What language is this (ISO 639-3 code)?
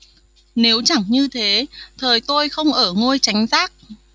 vie